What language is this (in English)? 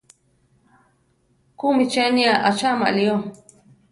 Central Tarahumara